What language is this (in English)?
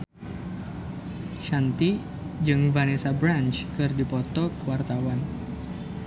Sundanese